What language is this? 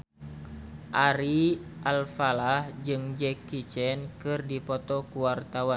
Sundanese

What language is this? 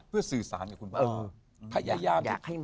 Thai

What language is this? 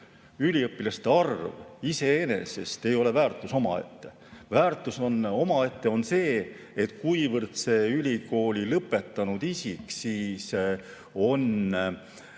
Estonian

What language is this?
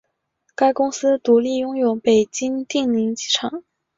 Chinese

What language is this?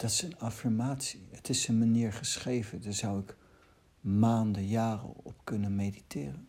Dutch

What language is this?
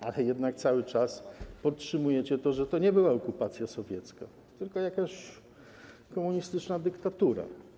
Polish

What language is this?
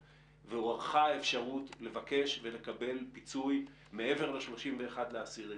Hebrew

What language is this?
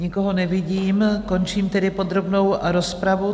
Czech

